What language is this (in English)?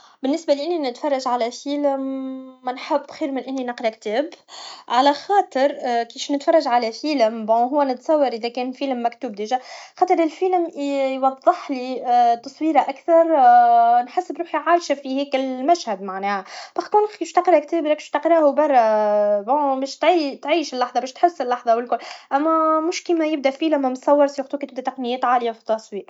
Tunisian Arabic